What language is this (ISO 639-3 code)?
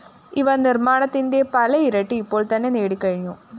mal